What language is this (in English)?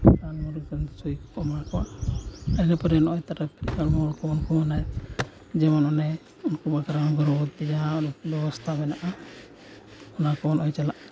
Santali